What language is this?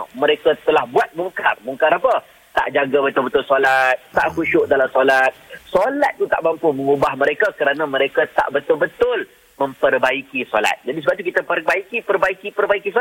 Malay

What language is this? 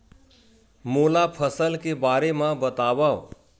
Chhattisgarhi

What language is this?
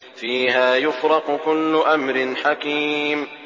Arabic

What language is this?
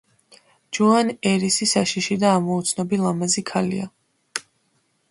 Georgian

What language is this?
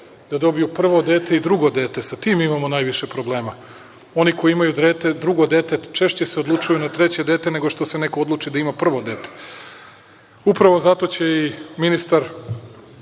Serbian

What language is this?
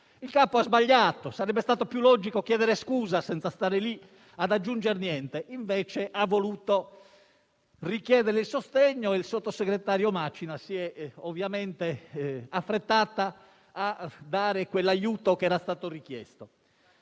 Italian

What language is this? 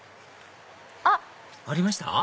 Japanese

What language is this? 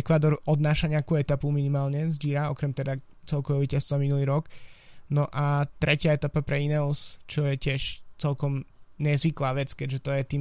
Slovak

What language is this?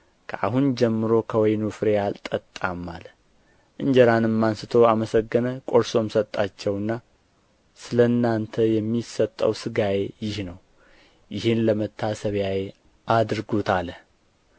Amharic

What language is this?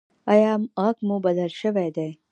Pashto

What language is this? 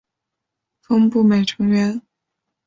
Chinese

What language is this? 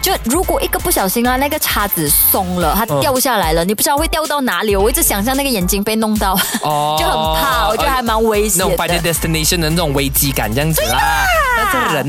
Chinese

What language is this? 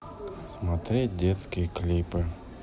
Russian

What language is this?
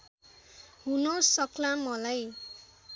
Nepali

